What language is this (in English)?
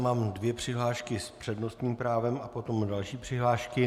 Czech